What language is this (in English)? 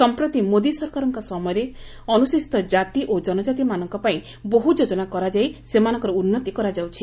Odia